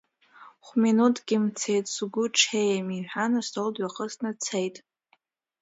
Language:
Abkhazian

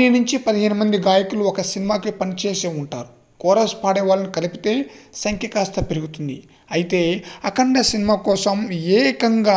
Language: Dutch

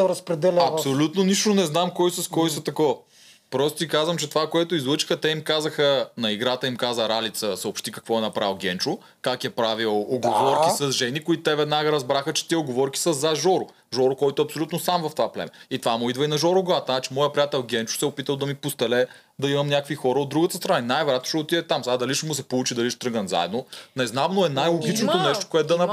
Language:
Bulgarian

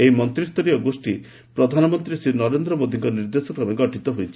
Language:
Odia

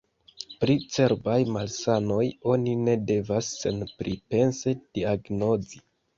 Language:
Esperanto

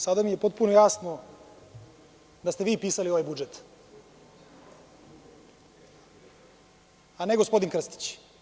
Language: Serbian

